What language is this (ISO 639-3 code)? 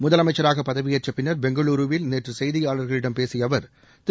tam